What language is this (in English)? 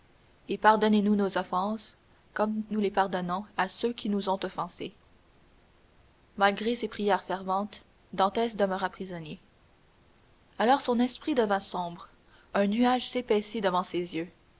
French